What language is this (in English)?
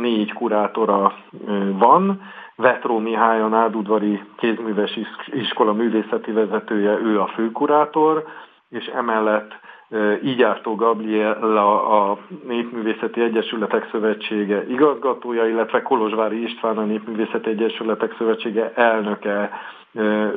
Hungarian